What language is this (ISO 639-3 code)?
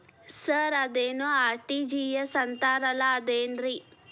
kan